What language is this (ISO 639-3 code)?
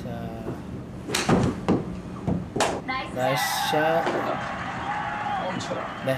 kor